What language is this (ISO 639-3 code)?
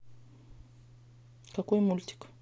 rus